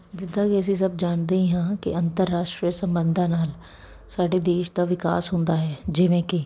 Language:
Punjabi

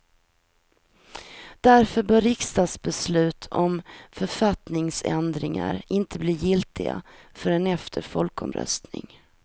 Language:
Swedish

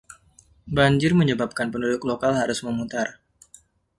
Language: Indonesian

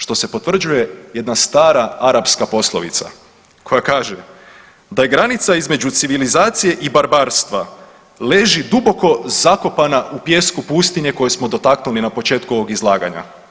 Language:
Croatian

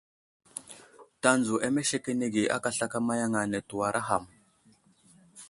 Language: Wuzlam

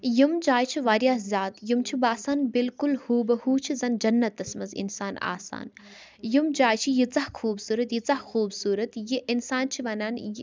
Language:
Kashmiri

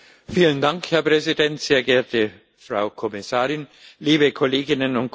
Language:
German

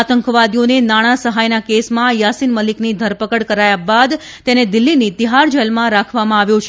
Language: Gujarati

